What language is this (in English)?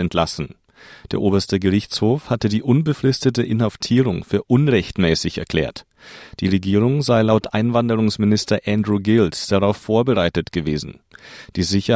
German